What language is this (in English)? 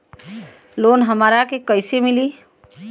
Bhojpuri